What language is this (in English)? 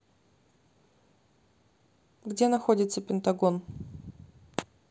Russian